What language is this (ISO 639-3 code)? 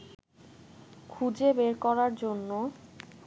ben